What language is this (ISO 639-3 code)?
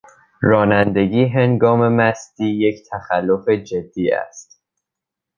fas